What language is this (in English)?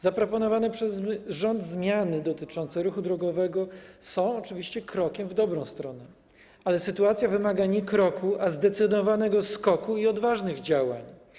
Polish